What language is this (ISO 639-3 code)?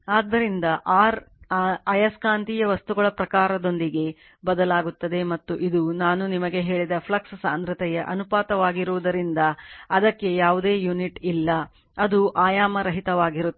kan